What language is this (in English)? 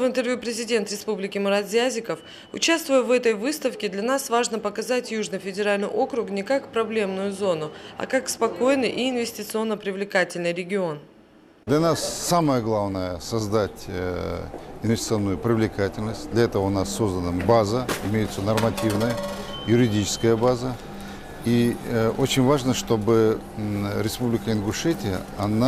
Russian